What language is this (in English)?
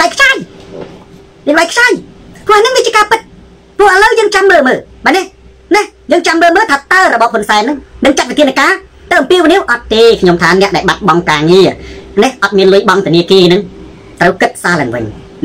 Thai